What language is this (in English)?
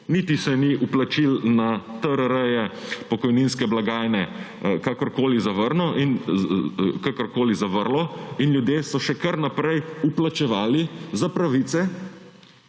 Slovenian